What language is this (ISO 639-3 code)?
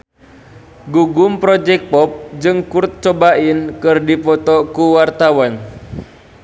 sun